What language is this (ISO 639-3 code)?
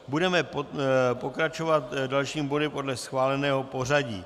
ces